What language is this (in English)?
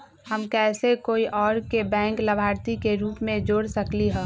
Magahi